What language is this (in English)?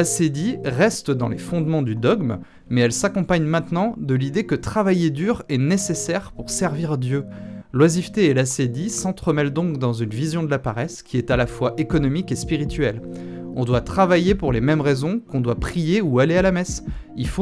French